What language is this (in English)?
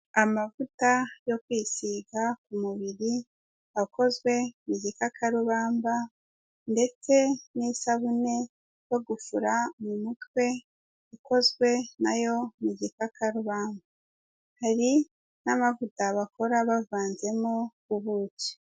Kinyarwanda